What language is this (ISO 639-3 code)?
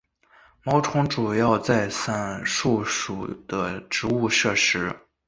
zho